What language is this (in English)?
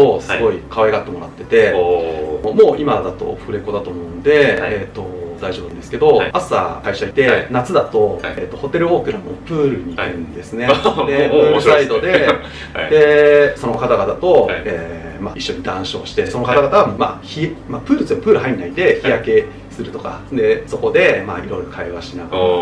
Japanese